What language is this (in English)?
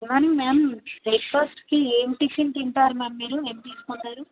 Telugu